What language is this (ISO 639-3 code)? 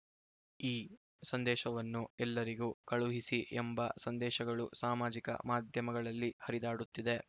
kan